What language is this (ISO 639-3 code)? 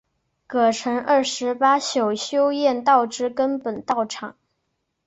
zho